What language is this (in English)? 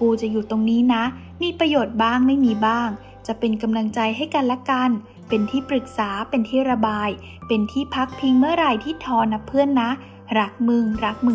Thai